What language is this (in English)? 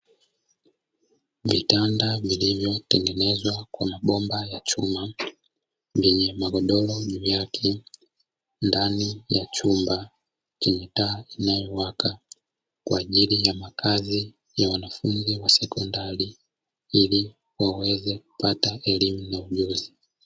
Swahili